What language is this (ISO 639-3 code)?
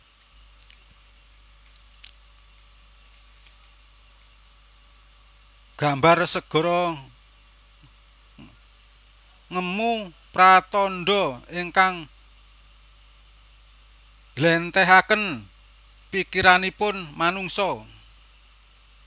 jav